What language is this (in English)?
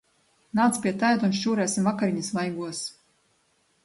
Latvian